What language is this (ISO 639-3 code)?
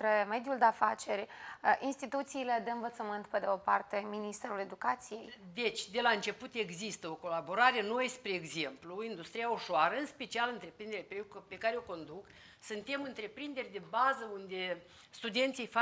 ron